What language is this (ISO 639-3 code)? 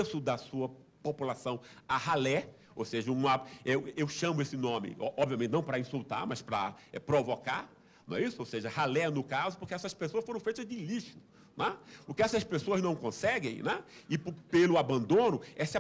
por